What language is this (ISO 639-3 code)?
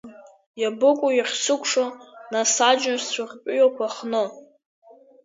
abk